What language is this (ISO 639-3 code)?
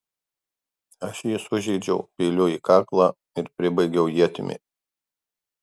lit